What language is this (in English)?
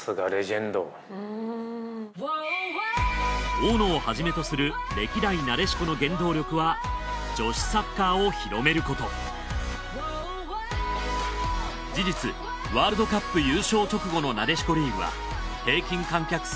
Japanese